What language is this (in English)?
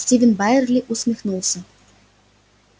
Russian